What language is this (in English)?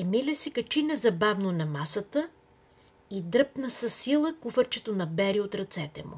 Bulgarian